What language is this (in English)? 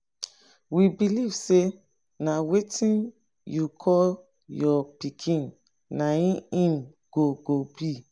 Nigerian Pidgin